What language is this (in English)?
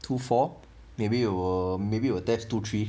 English